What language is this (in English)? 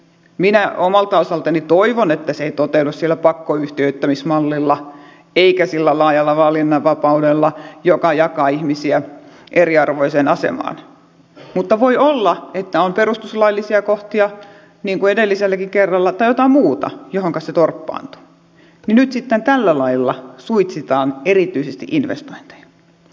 Finnish